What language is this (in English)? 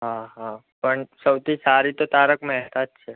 Gujarati